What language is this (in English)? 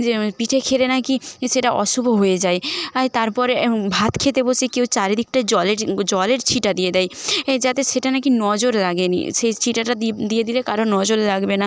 Bangla